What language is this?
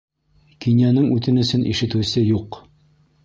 Bashkir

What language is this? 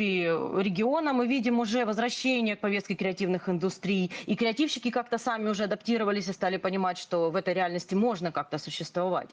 Russian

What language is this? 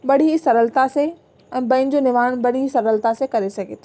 Sindhi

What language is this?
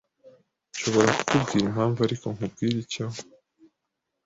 Kinyarwanda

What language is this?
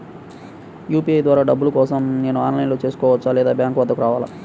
Telugu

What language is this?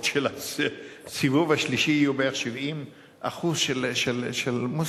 Hebrew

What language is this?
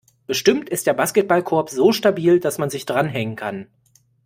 German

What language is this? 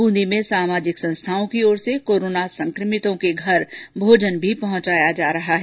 Hindi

